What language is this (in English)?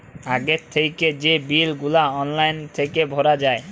Bangla